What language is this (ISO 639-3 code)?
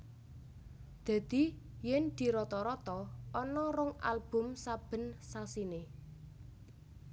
jav